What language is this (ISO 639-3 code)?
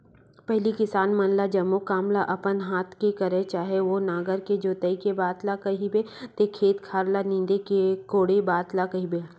hne